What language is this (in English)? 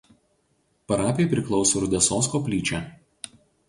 Lithuanian